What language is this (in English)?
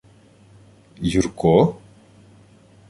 Ukrainian